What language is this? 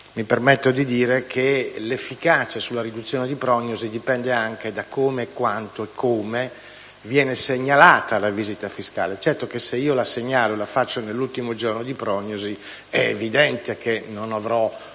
Italian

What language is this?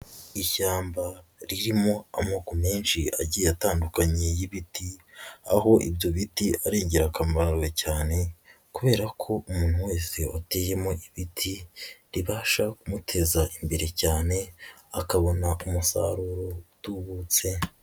Kinyarwanda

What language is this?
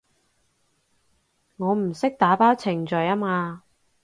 Cantonese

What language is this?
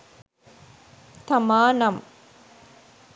Sinhala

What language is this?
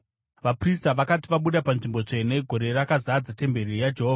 Shona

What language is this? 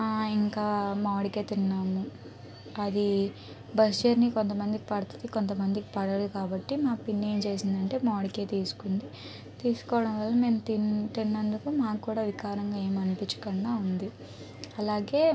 Telugu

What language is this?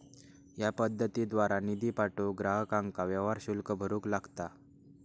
Marathi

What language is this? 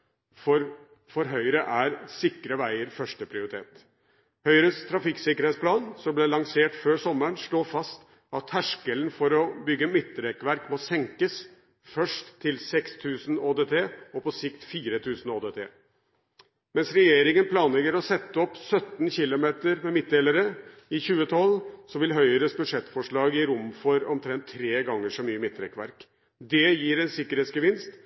Norwegian Bokmål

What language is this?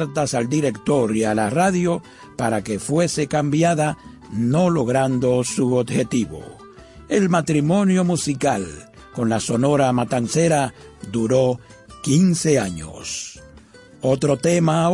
Spanish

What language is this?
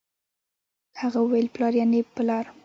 Pashto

